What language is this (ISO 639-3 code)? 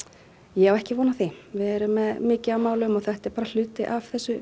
isl